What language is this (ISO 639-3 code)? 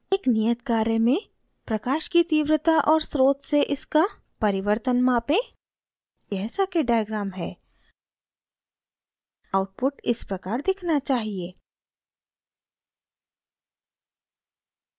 hin